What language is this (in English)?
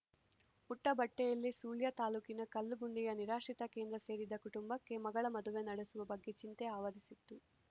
Kannada